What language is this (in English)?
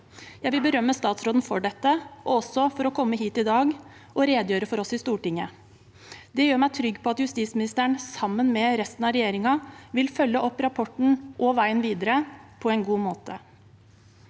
Norwegian